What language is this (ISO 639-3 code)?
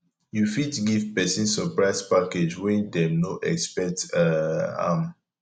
pcm